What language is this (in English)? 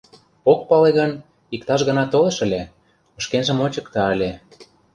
Mari